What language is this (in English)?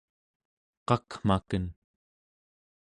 Central Yupik